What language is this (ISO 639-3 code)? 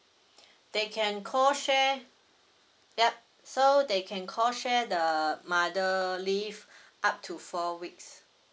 eng